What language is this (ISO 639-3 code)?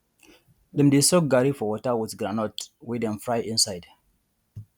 pcm